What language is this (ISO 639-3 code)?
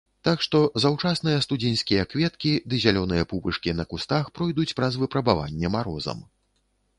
bel